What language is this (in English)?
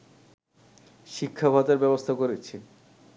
Bangla